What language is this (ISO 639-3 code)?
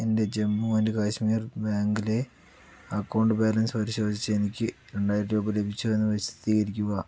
mal